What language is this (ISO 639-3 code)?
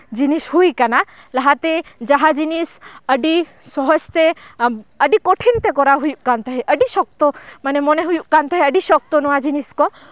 sat